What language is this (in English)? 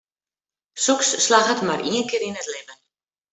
Western Frisian